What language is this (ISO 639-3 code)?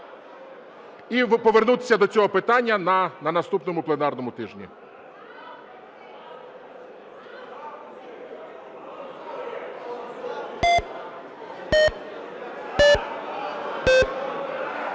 ukr